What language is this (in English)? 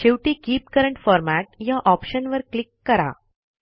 Marathi